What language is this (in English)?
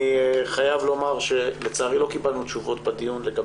Hebrew